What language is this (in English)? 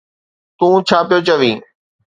Sindhi